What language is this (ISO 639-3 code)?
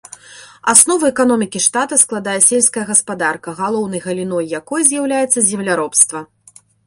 bel